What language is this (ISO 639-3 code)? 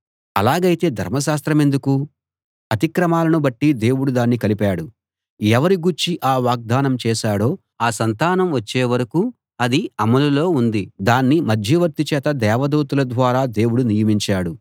tel